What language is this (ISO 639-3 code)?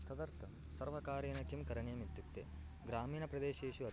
san